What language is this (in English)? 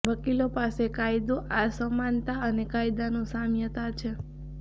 Gujarati